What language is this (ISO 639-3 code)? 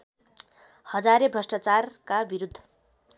nep